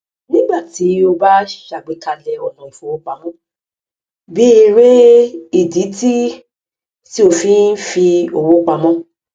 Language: Yoruba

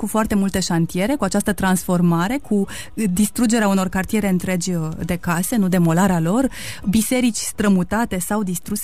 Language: Romanian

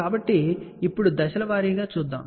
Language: Telugu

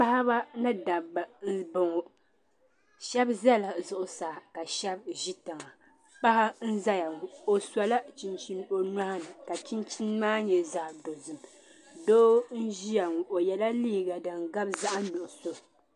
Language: Dagbani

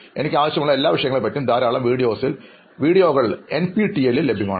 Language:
Malayalam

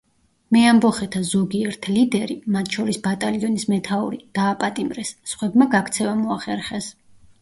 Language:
Georgian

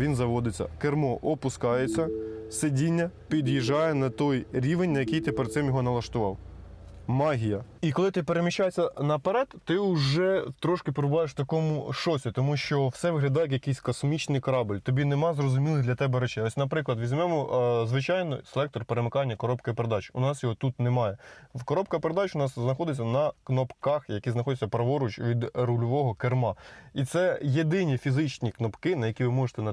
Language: Ukrainian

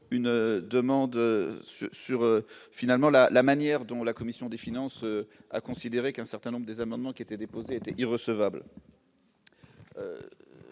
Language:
French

